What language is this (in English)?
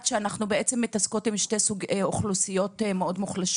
Hebrew